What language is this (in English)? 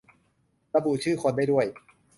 Thai